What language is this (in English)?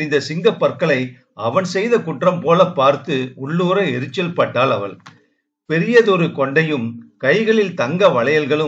Tamil